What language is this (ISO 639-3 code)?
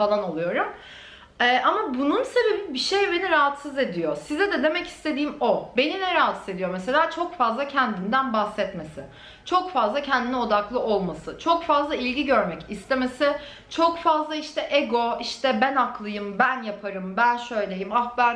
tur